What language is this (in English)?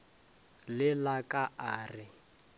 Northern Sotho